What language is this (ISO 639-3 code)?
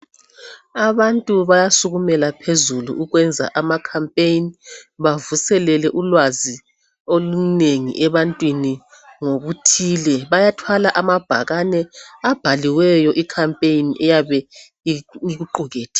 nde